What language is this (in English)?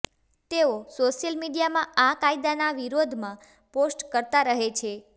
Gujarati